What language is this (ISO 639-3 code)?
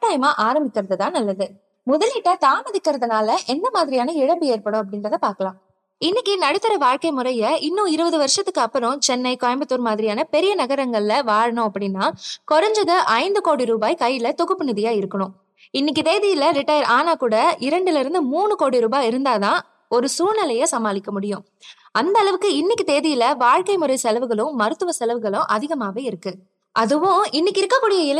tam